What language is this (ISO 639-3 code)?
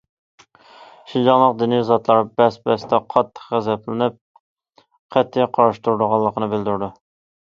uig